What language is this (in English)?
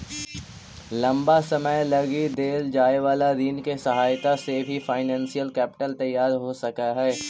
Magahi